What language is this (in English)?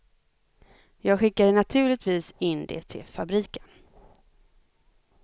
Swedish